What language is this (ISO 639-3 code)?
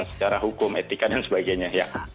ind